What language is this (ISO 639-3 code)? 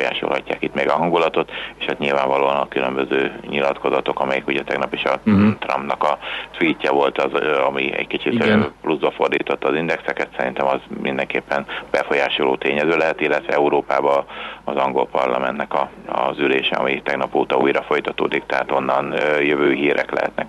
hun